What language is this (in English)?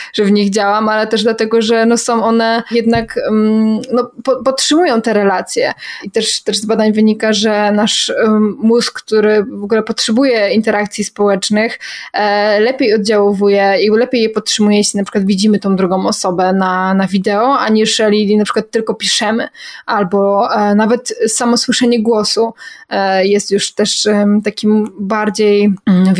Polish